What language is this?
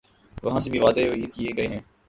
Urdu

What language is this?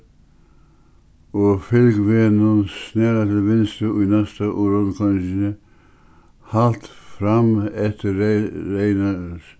Faroese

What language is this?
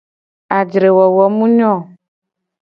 Gen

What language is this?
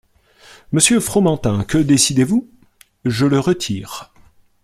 French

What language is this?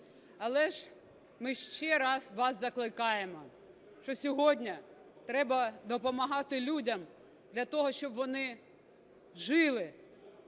Ukrainian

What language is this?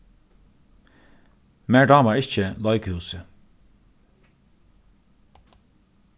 Faroese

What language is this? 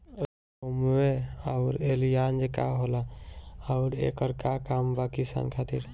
Bhojpuri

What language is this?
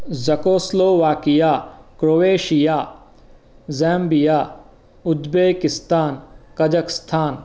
Sanskrit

